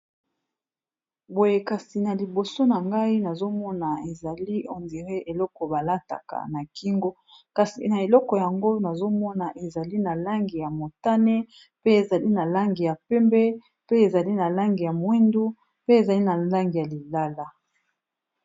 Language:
Lingala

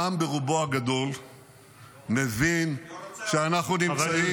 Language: Hebrew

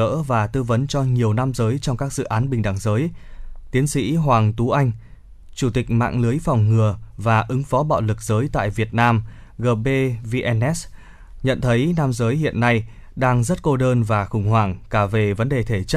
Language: Vietnamese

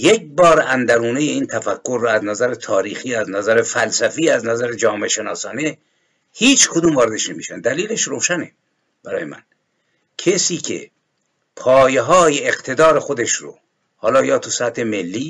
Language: Persian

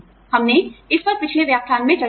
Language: Hindi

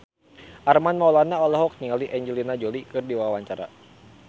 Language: Sundanese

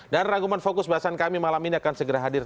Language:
Indonesian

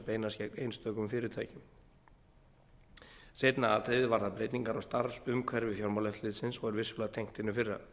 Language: Icelandic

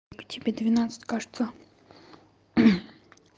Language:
Russian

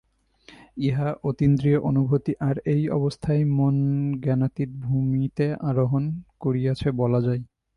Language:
Bangla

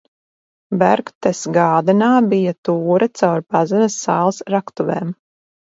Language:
Latvian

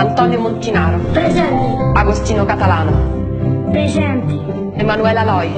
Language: Italian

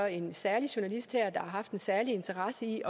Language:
Danish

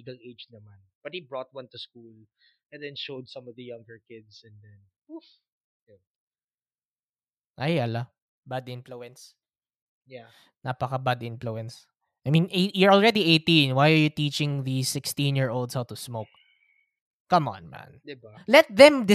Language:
Filipino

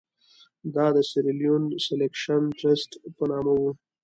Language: Pashto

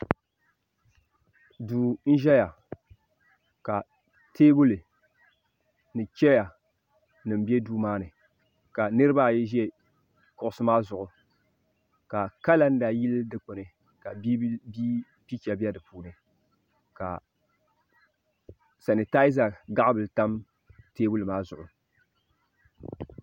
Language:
Dagbani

